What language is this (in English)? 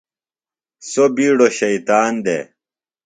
Phalura